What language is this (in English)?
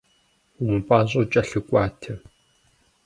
Kabardian